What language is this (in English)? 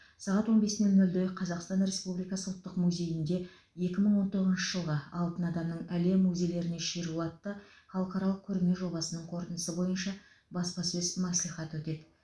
Kazakh